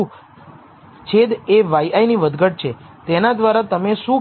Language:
Gujarati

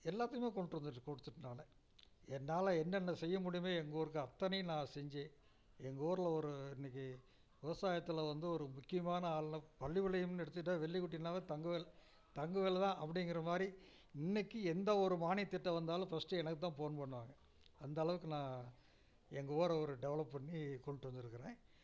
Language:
Tamil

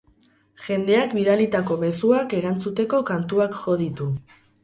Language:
Basque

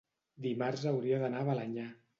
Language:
Catalan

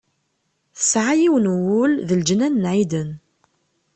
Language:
Kabyle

